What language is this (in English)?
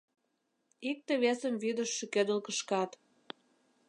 Mari